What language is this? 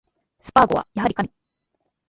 Japanese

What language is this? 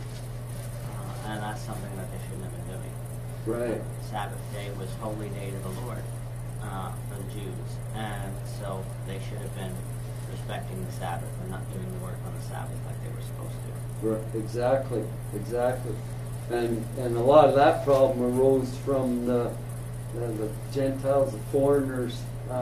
English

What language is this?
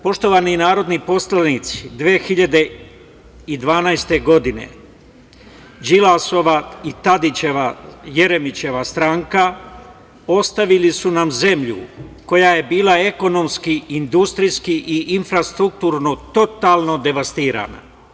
Serbian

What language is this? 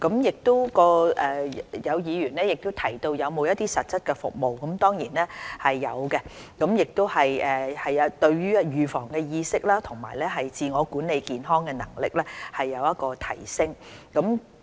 Cantonese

